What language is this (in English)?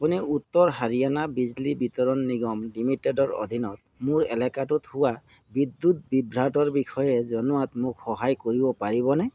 Assamese